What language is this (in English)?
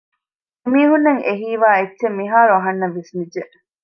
Divehi